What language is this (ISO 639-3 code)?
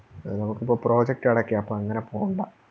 mal